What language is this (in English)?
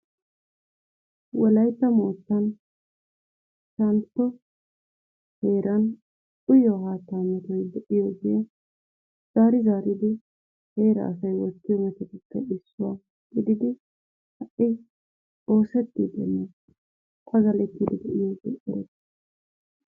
Wolaytta